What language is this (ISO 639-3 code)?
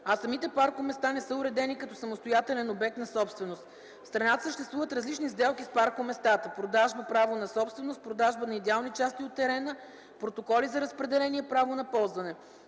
bul